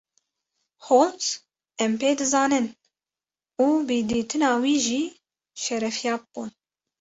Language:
Kurdish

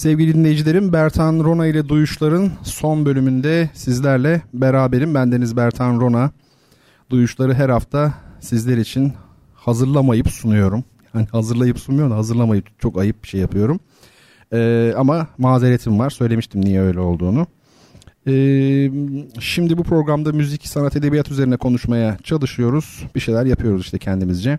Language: Turkish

